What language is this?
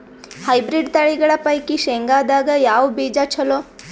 Kannada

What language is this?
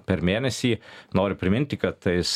Lithuanian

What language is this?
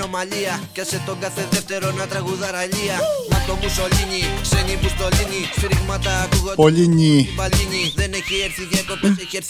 Greek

